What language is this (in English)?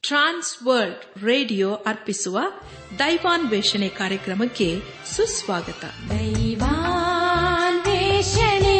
Kannada